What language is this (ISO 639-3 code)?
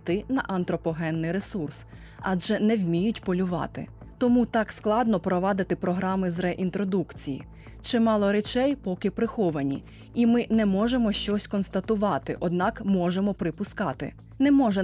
ukr